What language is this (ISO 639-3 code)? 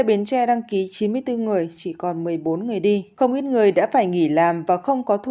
vie